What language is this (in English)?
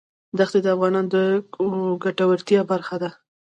Pashto